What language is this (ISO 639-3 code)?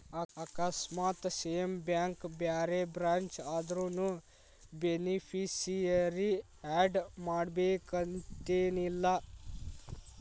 kan